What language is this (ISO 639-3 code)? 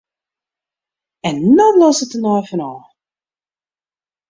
fry